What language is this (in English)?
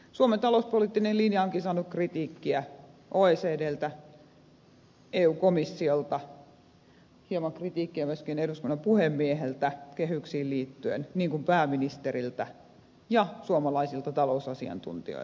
Finnish